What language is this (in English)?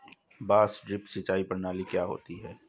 Hindi